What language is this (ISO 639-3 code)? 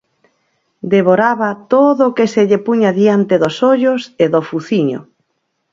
glg